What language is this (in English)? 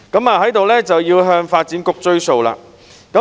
Cantonese